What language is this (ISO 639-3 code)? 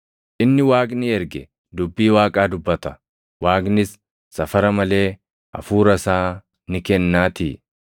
orm